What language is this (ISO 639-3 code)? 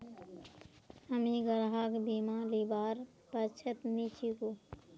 mag